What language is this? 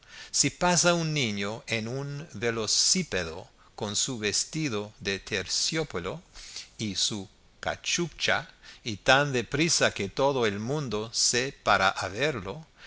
Spanish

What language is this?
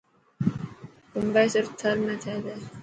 Dhatki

